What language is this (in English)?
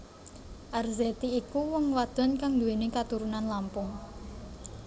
Javanese